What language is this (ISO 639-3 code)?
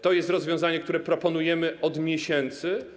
pol